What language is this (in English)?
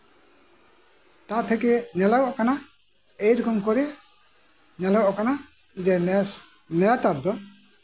Santali